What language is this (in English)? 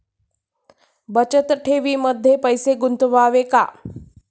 Marathi